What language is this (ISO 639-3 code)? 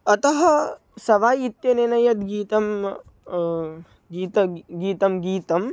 san